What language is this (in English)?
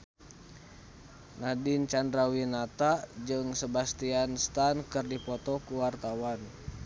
Sundanese